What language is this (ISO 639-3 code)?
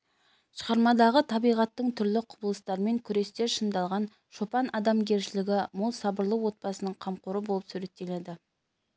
kaz